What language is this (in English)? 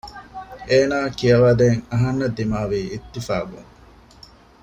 Divehi